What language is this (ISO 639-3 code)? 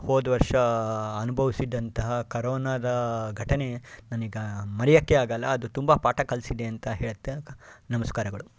kan